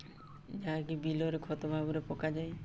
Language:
Odia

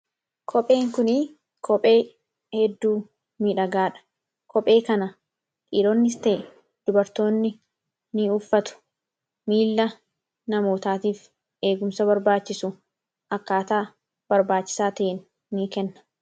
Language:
Oromo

